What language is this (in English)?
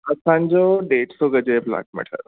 Sindhi